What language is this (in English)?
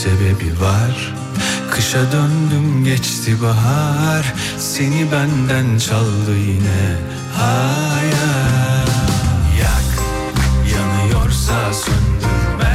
Turkish